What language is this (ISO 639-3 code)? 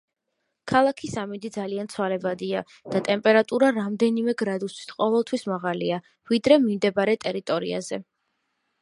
kat